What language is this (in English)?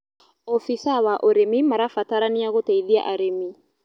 Kikuyu